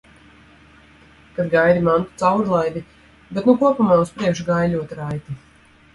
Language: Latvian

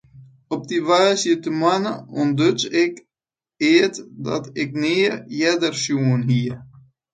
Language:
Western Frisian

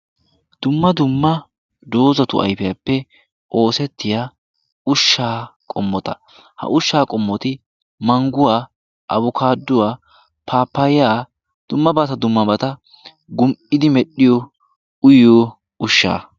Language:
Wolaytta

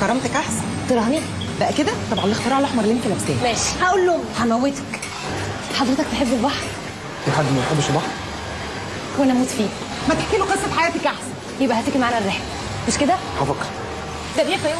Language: Arabic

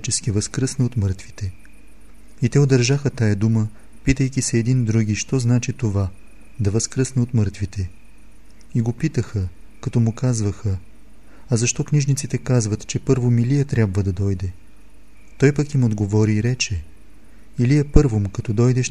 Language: Bulgarian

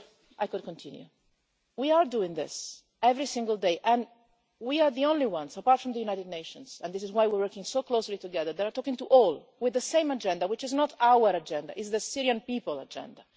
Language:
English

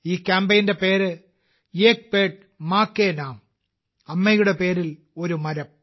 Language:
Malayalam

